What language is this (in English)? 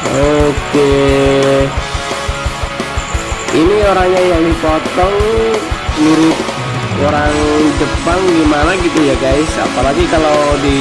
Indonesian